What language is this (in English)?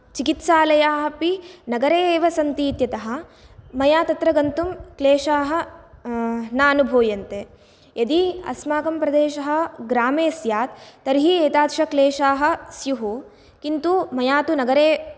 Sanskrit